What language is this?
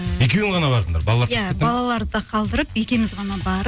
Kazakh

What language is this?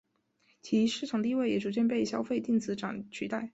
Chinese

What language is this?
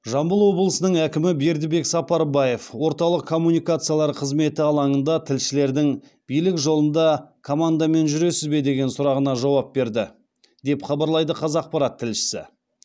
Kazakh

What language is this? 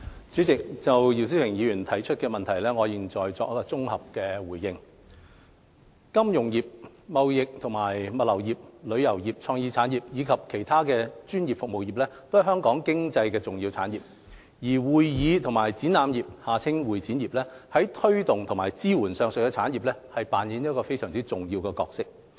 Cantonese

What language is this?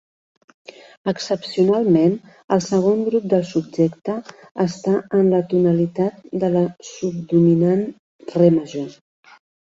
Catalan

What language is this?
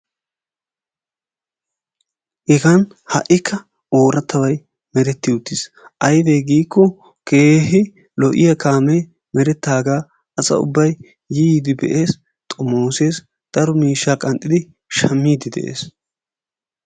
Wolaytta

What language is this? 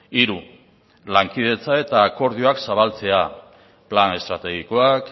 Basque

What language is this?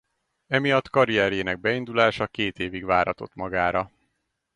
Hungarian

